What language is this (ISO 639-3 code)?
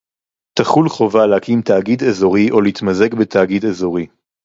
heb